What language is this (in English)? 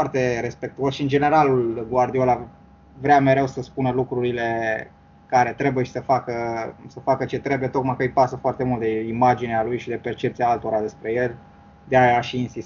Romanian